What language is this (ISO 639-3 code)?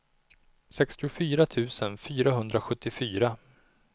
swe